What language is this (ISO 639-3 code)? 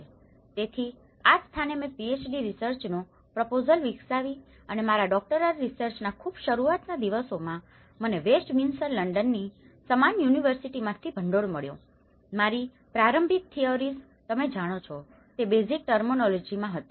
guj